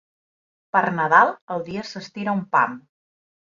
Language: Catalan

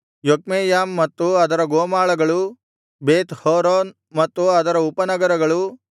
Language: Kannada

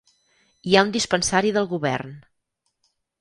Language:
Catalan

